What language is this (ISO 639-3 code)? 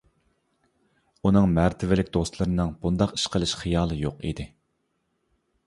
uig